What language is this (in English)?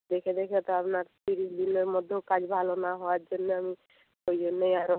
Bangla